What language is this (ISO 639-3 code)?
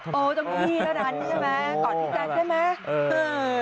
tha